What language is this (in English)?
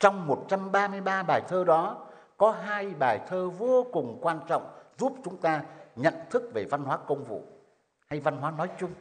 Vietnamese